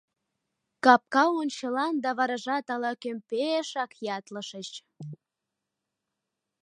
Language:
Mari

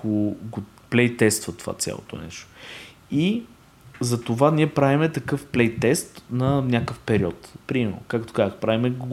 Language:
Bulgarian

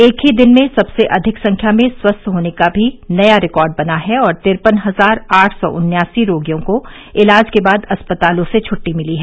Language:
Hindi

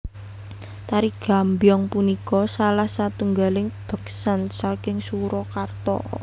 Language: Javanese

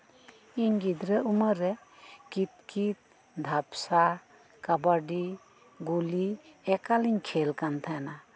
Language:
Santali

